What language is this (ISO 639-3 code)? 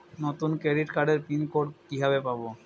ben